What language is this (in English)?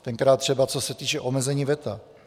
Czech